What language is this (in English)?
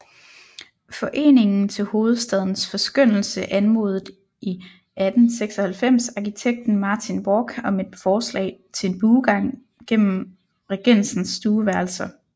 Danish